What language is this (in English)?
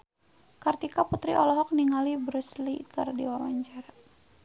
Sundanese